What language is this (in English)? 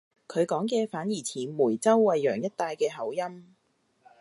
Cantonese